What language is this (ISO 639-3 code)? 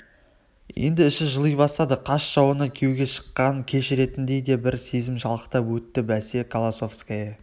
kaz